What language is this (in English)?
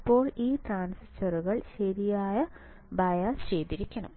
Malayalam